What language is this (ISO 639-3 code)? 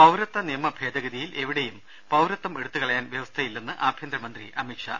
mal